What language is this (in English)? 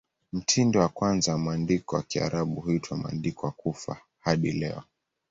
Swahili